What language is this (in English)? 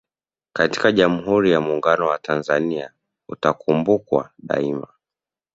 Swahili